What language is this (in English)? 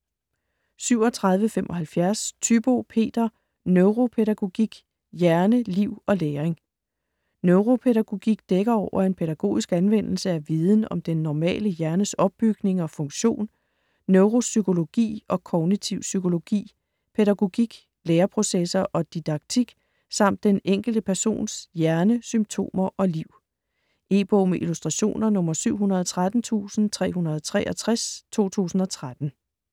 Danish